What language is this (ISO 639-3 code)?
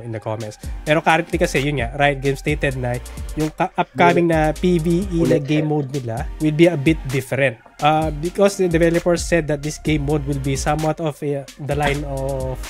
fil